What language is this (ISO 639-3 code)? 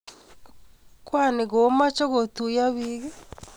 kln